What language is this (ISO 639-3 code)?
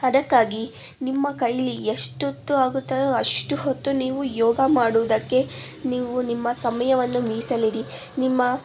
kan